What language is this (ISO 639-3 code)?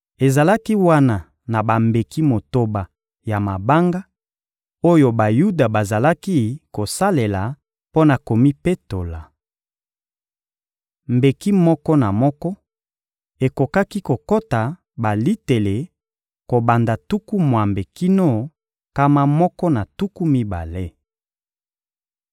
lin